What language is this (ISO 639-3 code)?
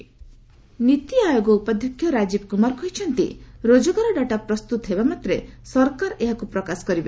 ori